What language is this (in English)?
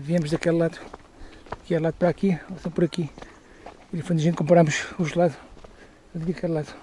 Portuguese